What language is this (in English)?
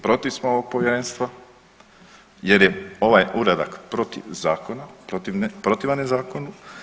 Croatian